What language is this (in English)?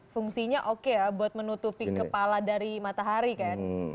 Indonesian